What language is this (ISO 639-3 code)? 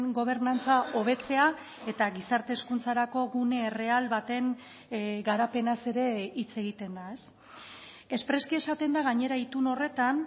eus